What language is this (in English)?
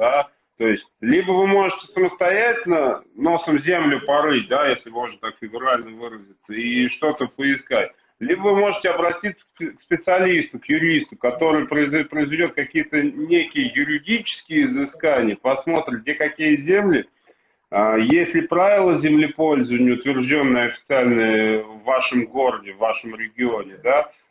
Russian